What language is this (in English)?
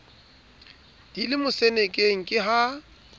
Southern Sotho